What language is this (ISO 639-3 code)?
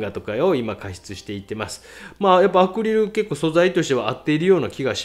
jpn